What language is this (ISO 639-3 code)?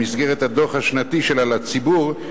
heb